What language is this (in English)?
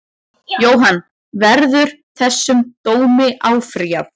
Icelandic